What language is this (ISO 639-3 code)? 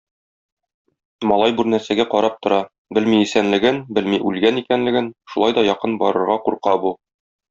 tat